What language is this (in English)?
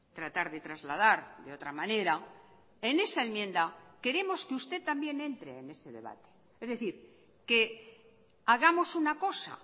Spanish